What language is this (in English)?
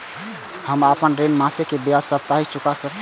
Maithili